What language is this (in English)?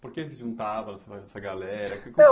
Portuguese